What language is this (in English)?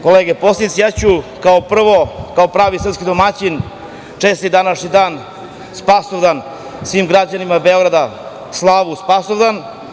Serbian